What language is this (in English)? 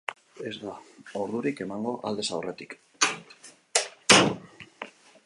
Basque